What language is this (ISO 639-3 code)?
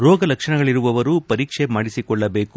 kan